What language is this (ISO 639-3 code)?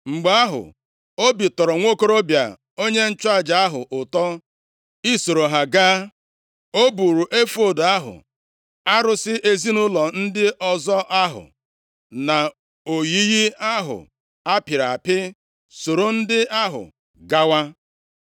ibo